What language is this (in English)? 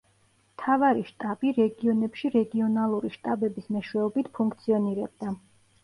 Georgian